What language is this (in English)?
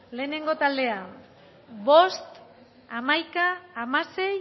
Basque